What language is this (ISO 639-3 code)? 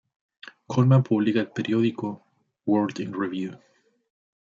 spa